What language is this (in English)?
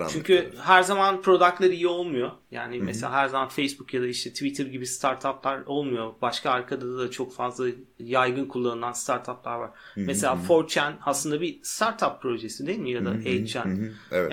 Turkish